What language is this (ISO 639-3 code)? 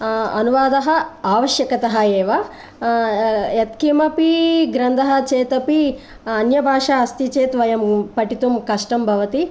san